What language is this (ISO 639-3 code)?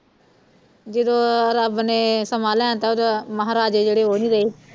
pan